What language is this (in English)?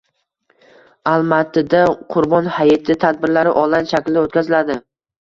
Uzbek